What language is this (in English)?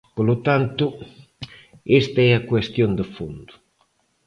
Galician